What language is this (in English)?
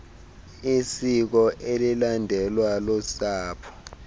Xhosa